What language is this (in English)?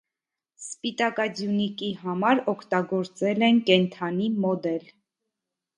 Armenian